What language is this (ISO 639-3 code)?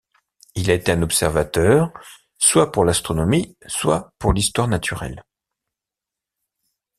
fra